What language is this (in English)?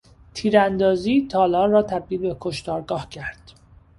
Persian